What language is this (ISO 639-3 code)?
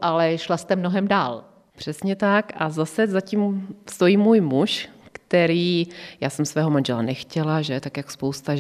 ces